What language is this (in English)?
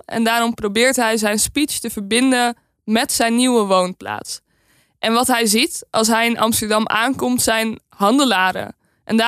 Dutch